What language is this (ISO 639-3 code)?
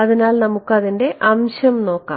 mal